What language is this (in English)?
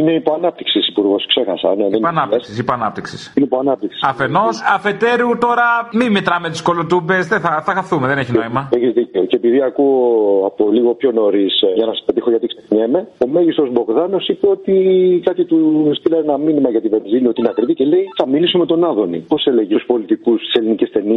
Greek